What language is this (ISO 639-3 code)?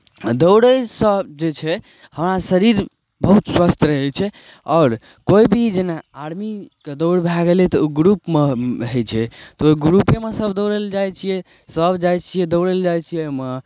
mai